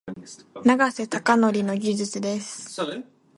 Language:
Japanese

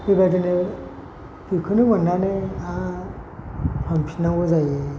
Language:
Bodo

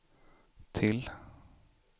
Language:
Swedish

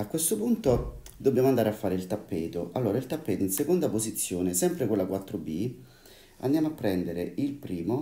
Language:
Italian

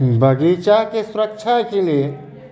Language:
Maithili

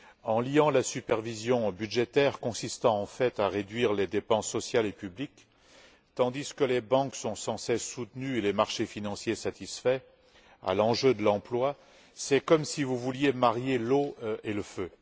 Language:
French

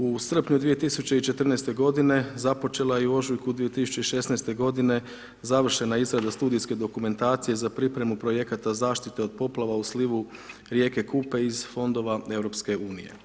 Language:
Croatian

